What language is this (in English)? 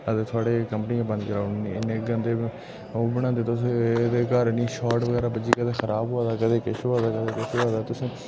Dogri